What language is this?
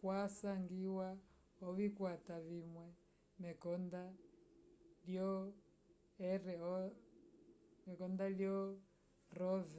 Umbundu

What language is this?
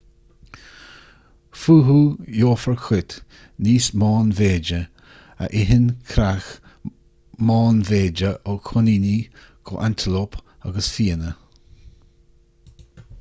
Irish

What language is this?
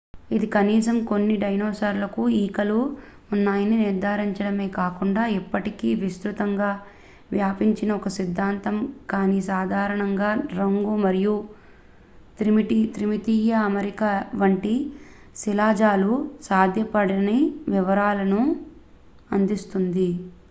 Telugu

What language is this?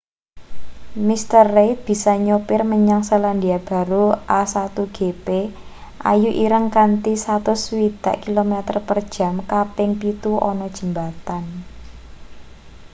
Javanese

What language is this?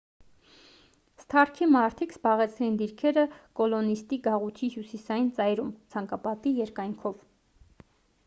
Armenian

